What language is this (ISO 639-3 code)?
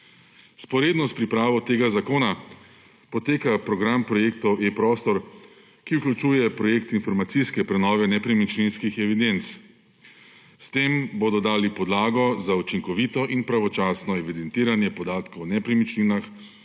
slv